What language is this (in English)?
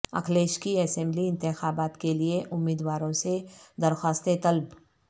Urdu